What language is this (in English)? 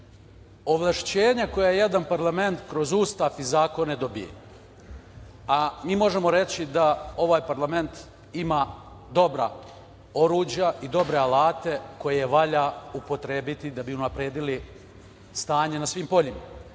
Serbian